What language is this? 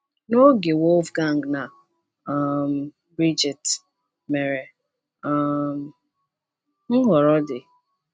Igbo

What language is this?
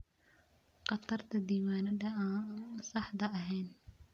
Somali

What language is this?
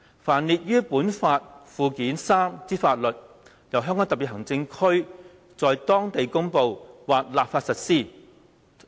Cantonese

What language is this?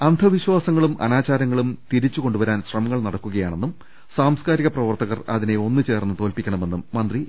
Malayalam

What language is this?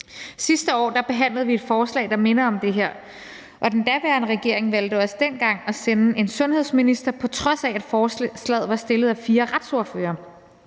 Danish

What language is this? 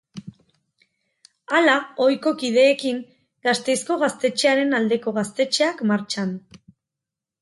Basque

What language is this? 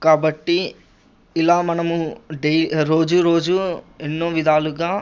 Telugu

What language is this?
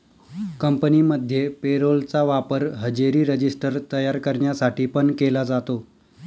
Marathi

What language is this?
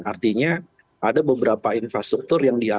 Indonesian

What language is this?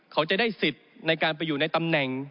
Thai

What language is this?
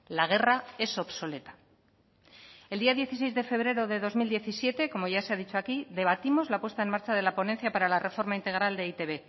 Spanish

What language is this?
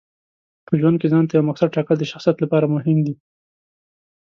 Pashto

